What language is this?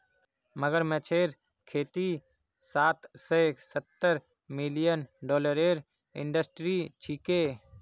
Magahi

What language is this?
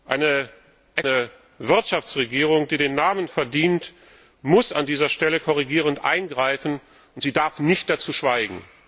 German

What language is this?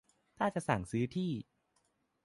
Thai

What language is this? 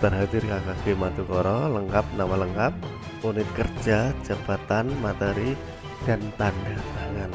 Indonesian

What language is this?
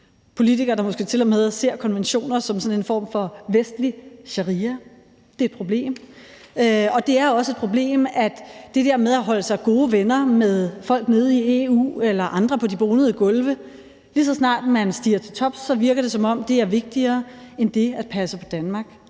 Danish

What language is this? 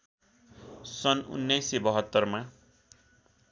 Nepali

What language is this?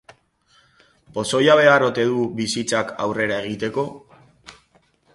Basque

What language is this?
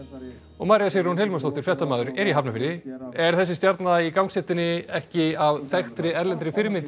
Icelandic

